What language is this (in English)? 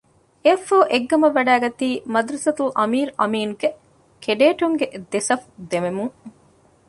Divehi